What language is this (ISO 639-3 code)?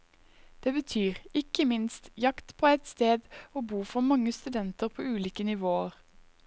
nor